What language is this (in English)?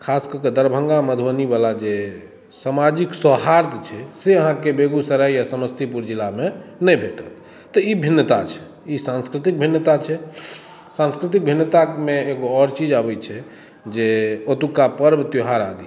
Maithili